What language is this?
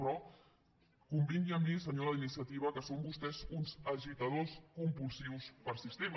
Catalan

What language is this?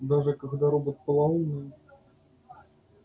Russian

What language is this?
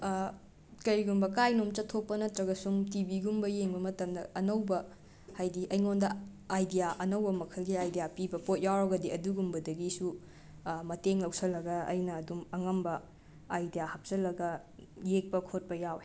Manipuri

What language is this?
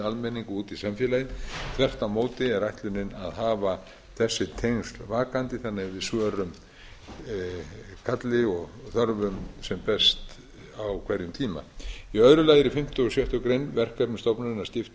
Icelandic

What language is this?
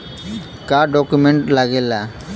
Bhojpuri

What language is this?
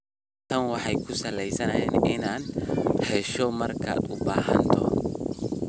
Somali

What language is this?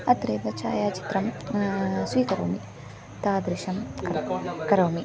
Sanskrit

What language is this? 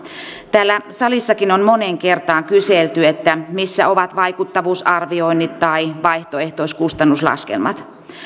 Finnish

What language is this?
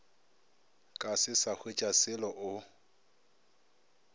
Northern Sotho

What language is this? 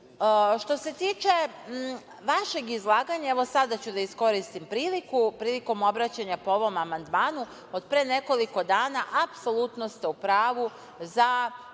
Serbian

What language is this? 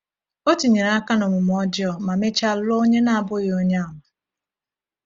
Igbo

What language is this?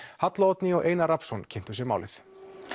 Icelandic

